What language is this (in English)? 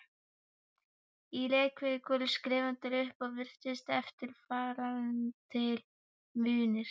Icelandic